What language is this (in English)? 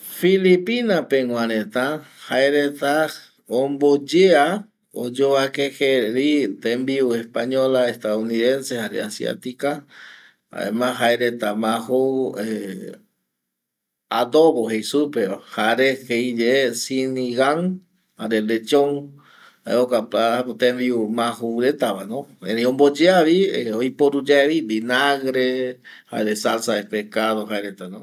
Eastern Bolivian Guaraní